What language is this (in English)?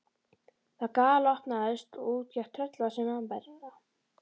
Icelandic